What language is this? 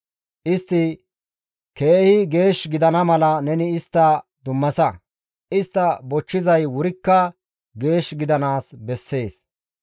Gamo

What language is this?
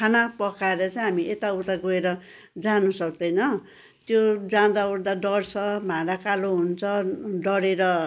Nepali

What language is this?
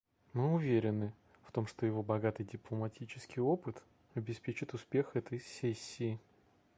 Russian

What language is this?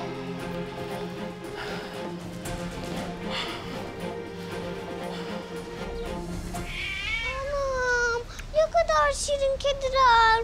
Turkish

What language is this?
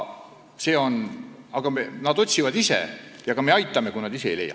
Estonian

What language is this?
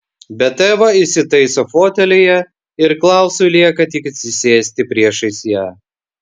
Lithuanian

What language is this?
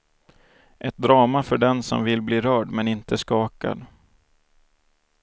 Swedish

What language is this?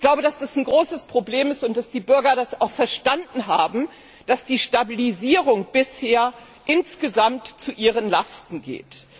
German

